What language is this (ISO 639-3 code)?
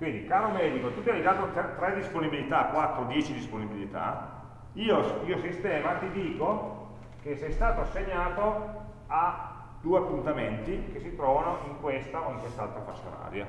ita